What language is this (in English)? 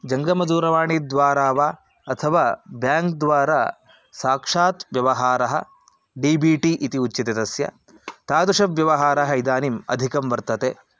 Sanskrit